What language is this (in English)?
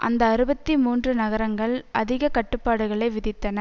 Tamil